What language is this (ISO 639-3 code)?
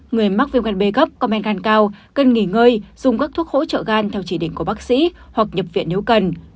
vie